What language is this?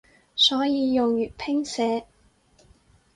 Cantonese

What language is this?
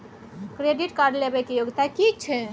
Maithili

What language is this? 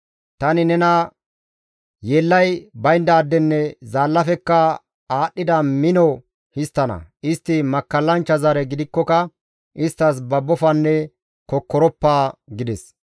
Gamo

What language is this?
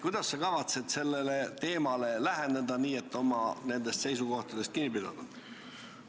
Estonian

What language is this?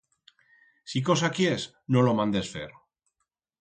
Aragonese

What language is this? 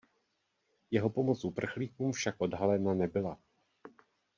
Czech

